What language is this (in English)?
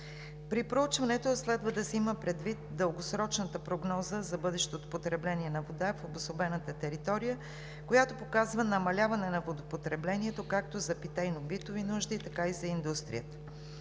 Bulgarian